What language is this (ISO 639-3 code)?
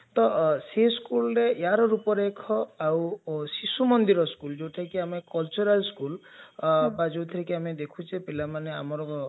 ori